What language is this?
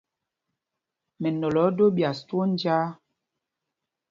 Mpumpong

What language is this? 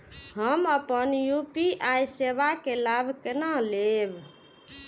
Maithili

